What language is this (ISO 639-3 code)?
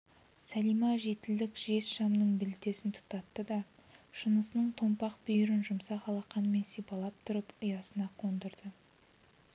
kaz